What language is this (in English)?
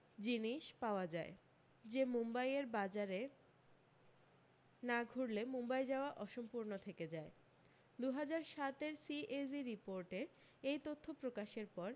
Bangla